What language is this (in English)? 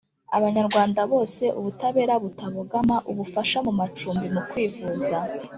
Kinyarwanda